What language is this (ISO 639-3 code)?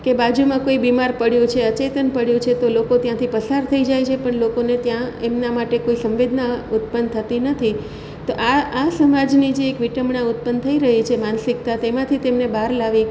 guj